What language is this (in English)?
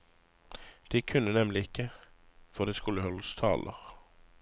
Norwegian